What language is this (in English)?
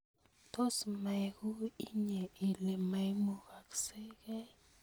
Kalenjin